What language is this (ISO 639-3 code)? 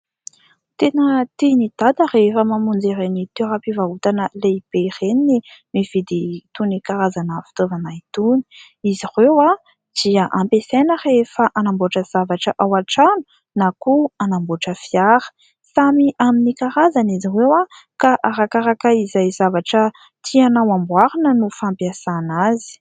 mlg